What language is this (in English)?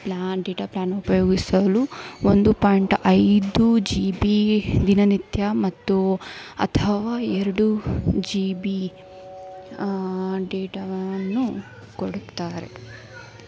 Kannada